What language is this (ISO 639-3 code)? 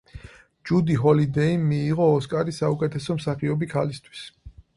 kat